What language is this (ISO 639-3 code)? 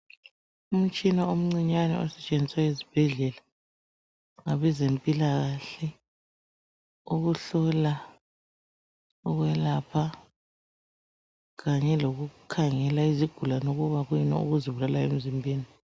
nde